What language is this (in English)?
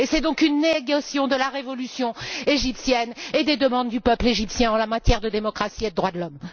French